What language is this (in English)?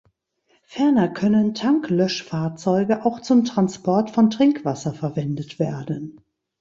German